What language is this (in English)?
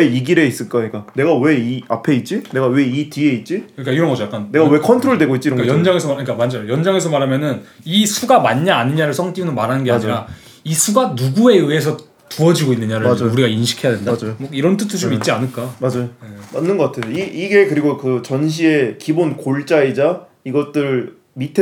Korean